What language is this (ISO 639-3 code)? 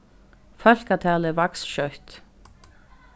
fao